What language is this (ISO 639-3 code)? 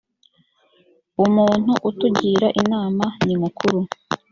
kin